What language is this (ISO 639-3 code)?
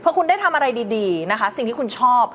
tha